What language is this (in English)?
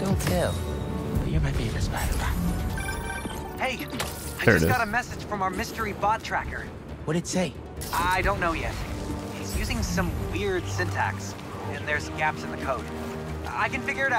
English